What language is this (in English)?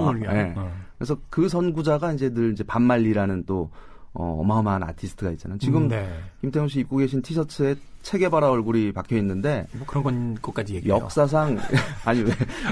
Korean